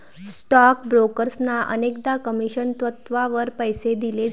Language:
Marathi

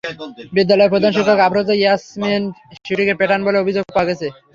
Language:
Bangla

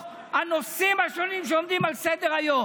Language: Hebrew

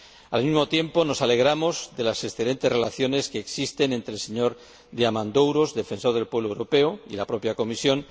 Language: Spanish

